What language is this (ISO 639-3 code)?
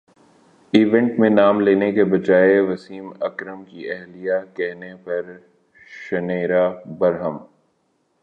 urd